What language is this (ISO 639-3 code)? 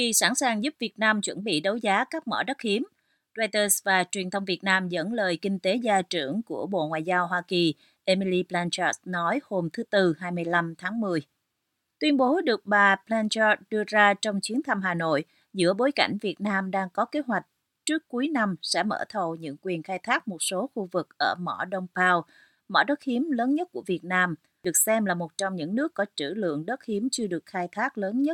vie